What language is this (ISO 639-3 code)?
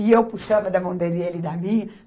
por